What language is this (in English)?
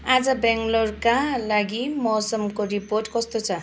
Nepali